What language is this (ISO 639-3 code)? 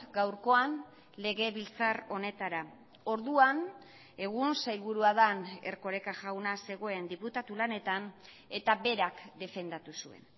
eus